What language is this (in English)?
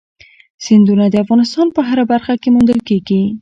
Pashto